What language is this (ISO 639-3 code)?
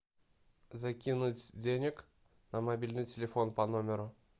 rus